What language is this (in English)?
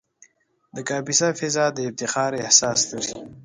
Pashto